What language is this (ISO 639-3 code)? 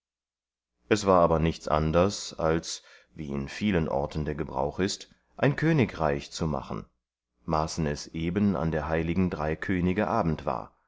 deu